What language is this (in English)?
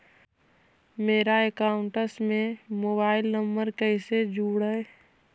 Magahi